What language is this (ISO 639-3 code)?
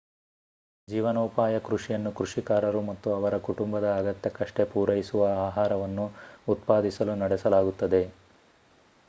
kan